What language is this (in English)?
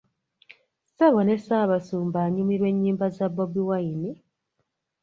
Ganda